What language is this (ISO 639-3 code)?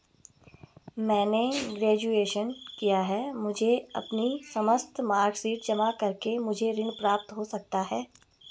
hin